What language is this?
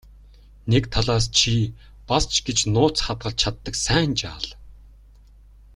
Mongolian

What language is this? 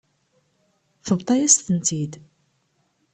Kabyle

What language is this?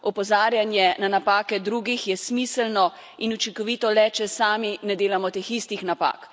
Slovenian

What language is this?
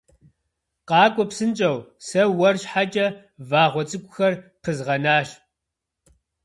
Kabardian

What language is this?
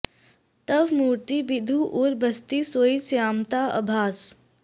Sanskrit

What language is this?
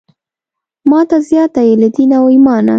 Pashto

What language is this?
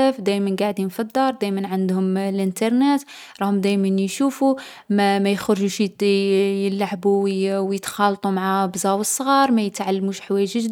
Algerian Arabic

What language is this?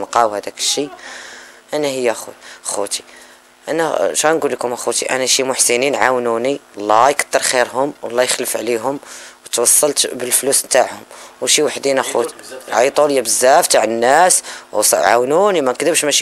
Arabic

